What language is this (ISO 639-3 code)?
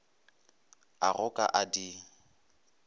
nso